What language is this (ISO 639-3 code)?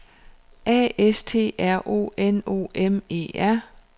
dan